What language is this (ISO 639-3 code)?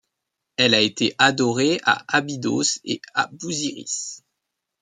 fra